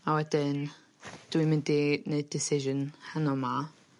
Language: Welsh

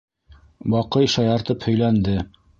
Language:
Bashkir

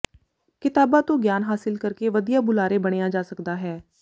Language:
Punjabi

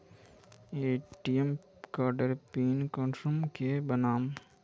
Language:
Magahi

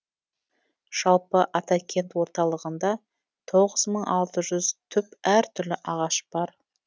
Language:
Kazakh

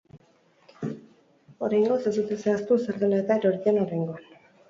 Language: Basque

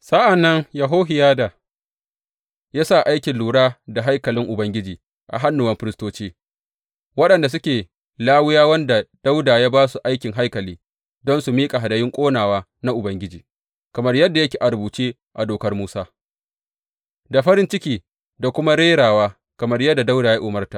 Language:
Hausa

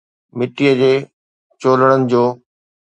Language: Sindhi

